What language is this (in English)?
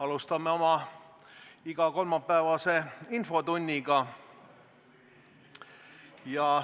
Estonian